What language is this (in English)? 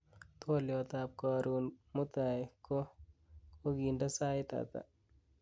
Kalenjin